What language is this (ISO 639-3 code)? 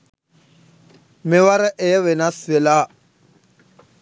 sin